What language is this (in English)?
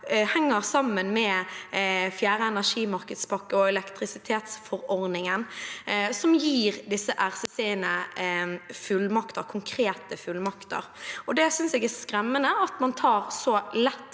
Norwegian